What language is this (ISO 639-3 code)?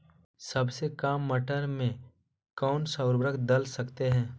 mag